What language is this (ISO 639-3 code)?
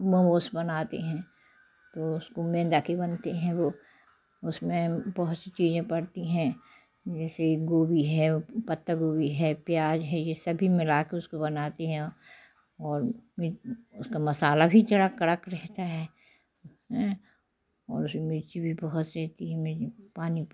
hin